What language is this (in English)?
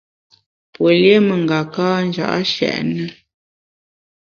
Bamun